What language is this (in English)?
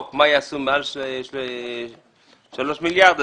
Hebrew